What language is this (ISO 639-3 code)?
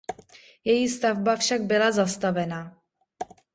ces